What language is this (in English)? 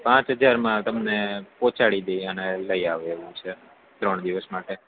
Gujarati